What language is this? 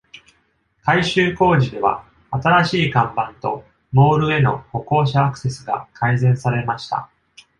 Japanese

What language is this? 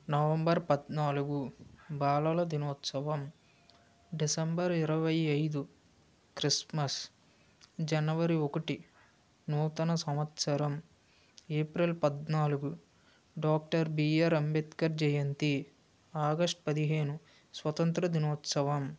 Telugu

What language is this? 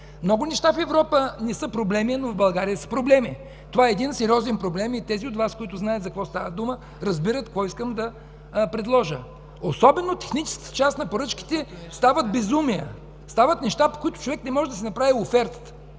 Bulgarian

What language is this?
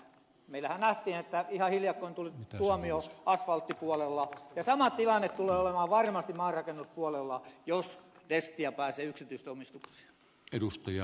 Finnish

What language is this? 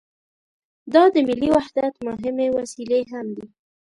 Pashto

